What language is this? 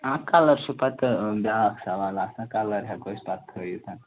Kashmiri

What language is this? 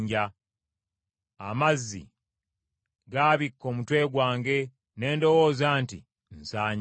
Ganda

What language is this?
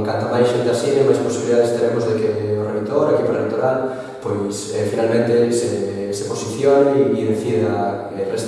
Spanish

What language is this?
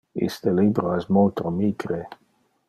Interlingua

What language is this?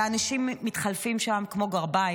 Hebrew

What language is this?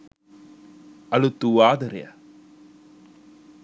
Sinhala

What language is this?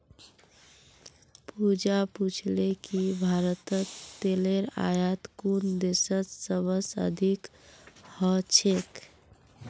Magahi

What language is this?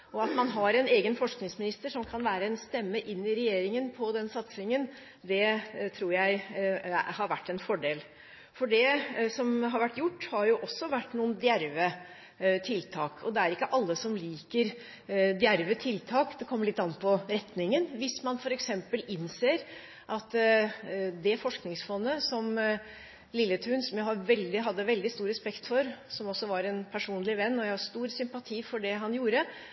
Norwegian Bokmål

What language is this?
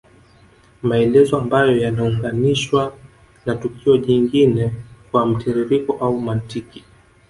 Swahili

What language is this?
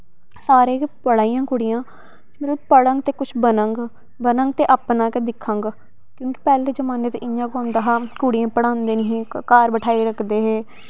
Dogri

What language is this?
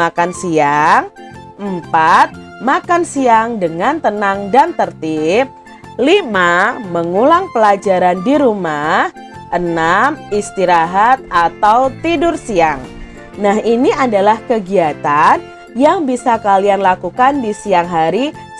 Indonesian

